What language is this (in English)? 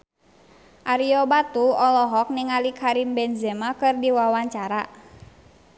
Sundanese